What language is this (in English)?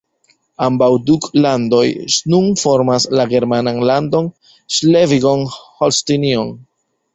Esperanto